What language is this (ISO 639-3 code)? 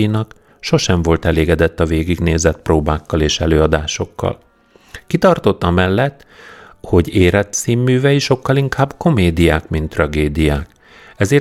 hun